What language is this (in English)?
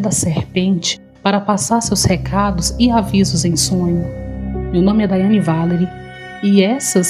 Portuguese